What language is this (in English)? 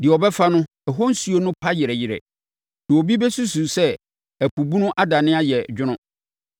Akan